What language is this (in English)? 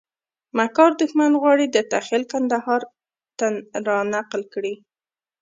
Pashto